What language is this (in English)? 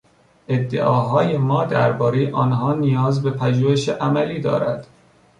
Persian